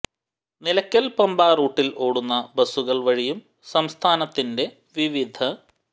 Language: Malayalam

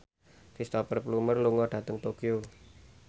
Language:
Javanese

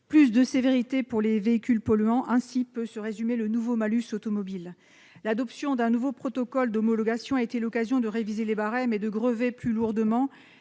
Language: French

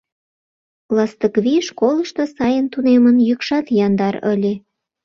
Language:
Mari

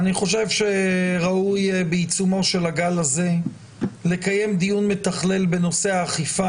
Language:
Hebrew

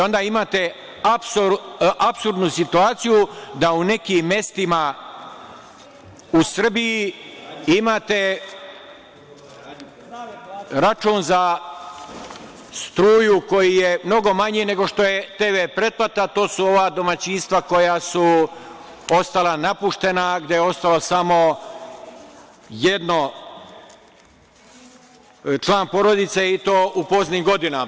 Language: Serbian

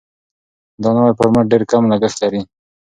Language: Pashto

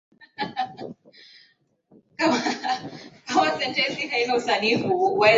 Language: Swahili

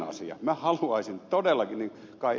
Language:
Finnish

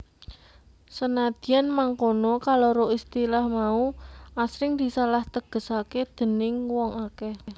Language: Javanese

